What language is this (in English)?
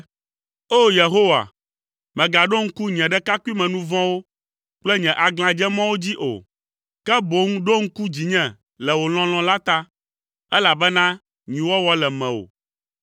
Ewe